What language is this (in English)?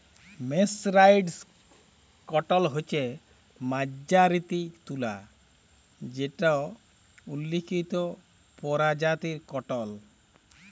Bangla